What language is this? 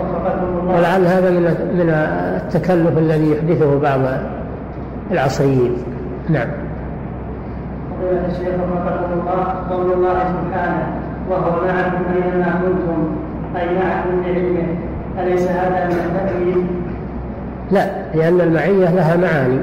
Arabic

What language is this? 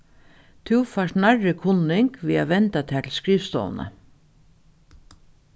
Faroese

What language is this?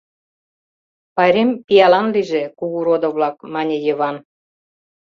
Mari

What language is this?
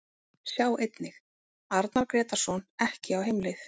Icelandic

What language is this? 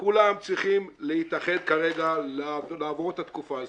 Hebrew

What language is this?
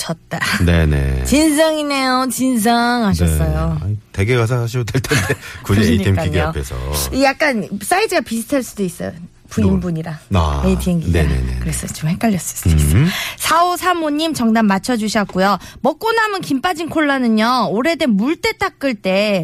Korean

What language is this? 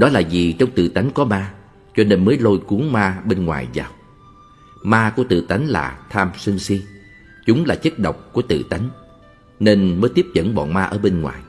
Vietnamese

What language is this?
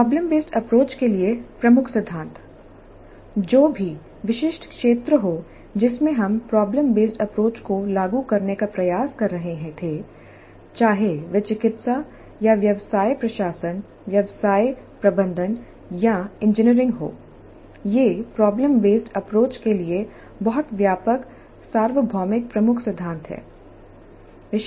Hindi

